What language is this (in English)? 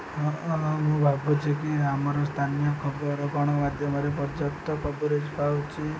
Odia